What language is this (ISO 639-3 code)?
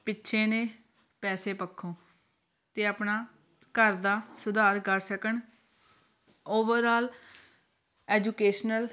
pan